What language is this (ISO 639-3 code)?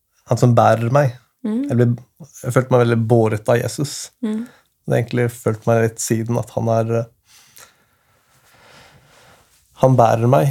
swe